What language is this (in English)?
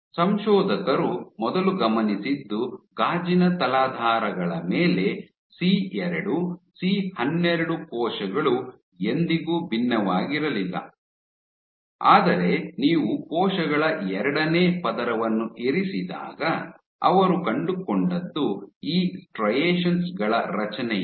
Kannada